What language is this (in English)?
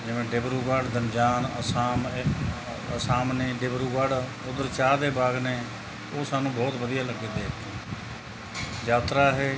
Punjabi